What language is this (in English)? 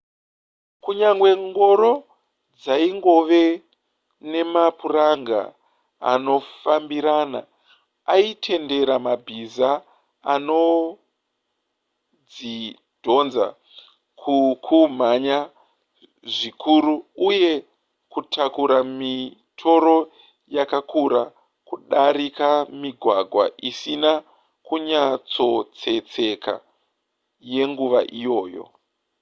Shona